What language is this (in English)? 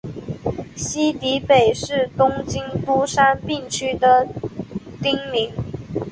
Chinese